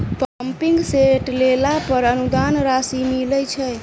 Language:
Maithili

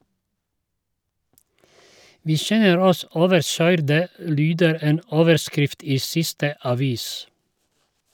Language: Norwegian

